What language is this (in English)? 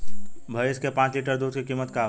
Bhojpuri